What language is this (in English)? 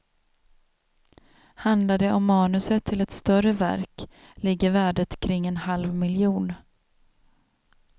Swedish